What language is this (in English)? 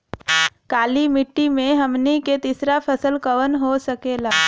Bhojpuri